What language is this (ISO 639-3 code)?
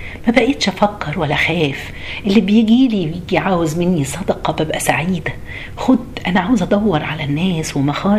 ara